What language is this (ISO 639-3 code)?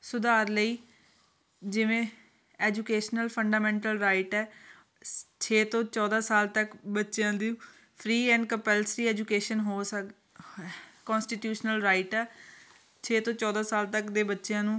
pan